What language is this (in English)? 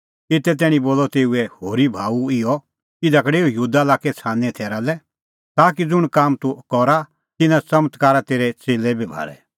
Kullu Pahari